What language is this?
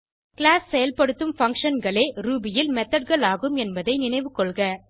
Tamil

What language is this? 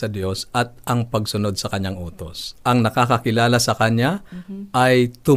Filipino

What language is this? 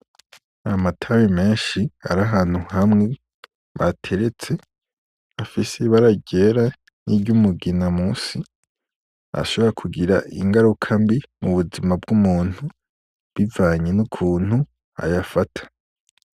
Rundi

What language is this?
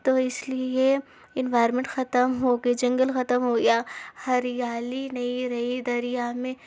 Urdu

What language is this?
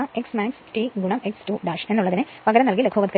Malayalam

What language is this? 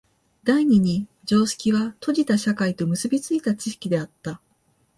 Japanese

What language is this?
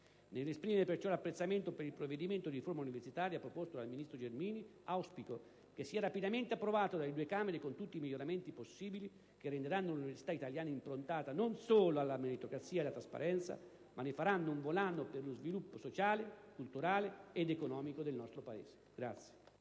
Italian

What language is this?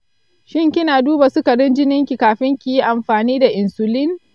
Hausa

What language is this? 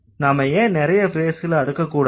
Tamil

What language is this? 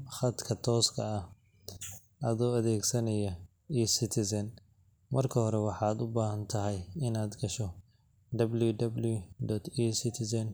Somali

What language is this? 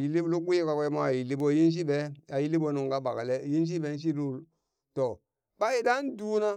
Burak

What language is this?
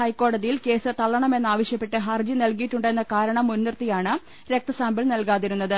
Malayalam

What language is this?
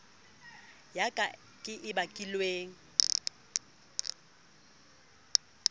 Southern Sotho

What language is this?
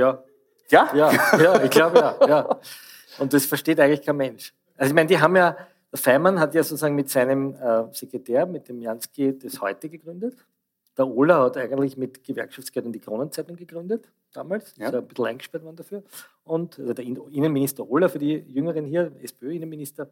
German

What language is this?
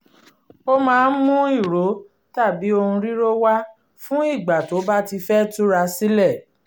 Yoruba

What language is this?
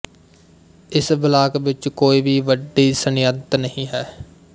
Punjabi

